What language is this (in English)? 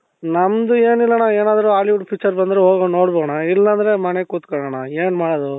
Kannada